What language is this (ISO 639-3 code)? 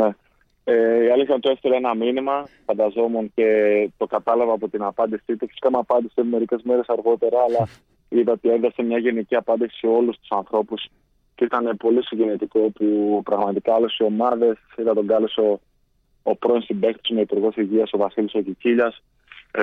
ell